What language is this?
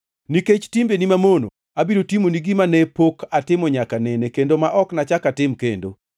Luo (Kenya and Tanzania)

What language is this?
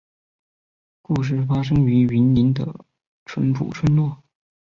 Chinese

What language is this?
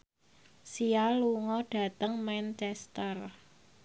Javanese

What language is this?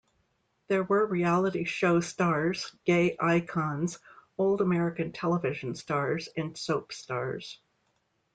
English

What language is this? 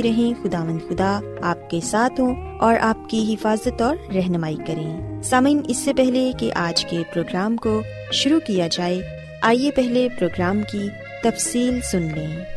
Urdu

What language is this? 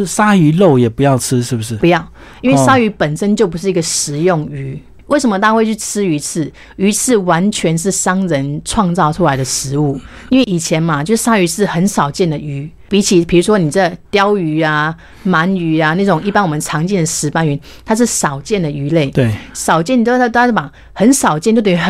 Chinese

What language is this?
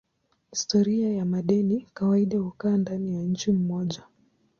Swahili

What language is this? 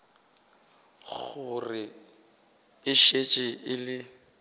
Northern Sotho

